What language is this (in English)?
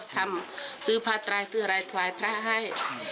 Thai